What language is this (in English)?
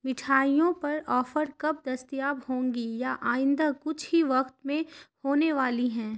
Urdu